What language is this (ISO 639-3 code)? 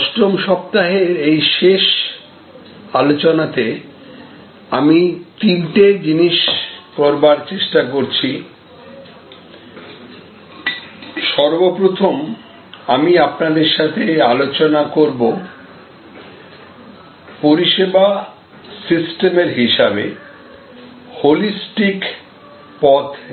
ben